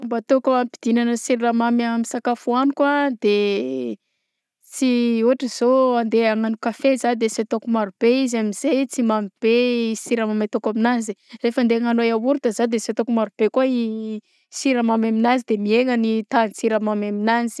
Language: Southern Betsimisaraka Malagasy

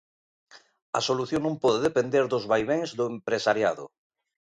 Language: Galician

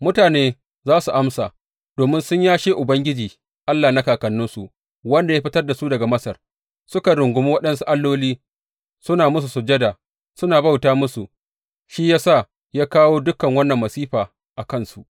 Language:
Hausa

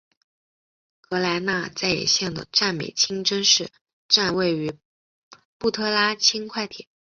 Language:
Chinese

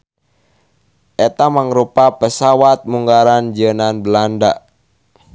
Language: Sundanese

